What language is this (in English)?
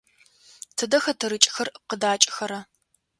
Adyghe